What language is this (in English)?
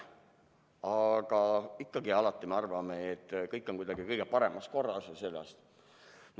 Estonian